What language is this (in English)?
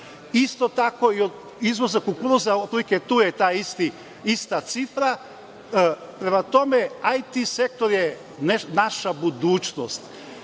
Serbian